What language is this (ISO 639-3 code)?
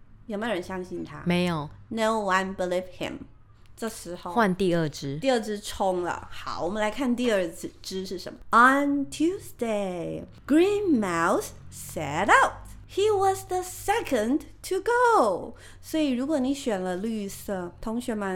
zho